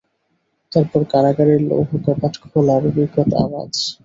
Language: Bangla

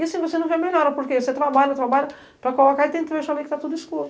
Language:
Portuguese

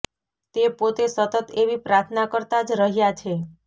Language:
Gujarati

